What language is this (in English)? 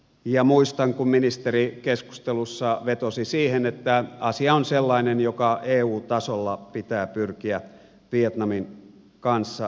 Finnish